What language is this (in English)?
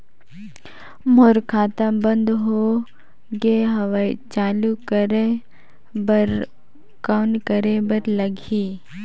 Chhattisgarhi